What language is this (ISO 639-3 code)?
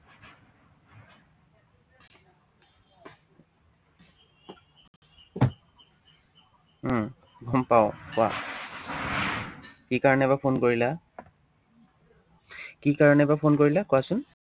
asm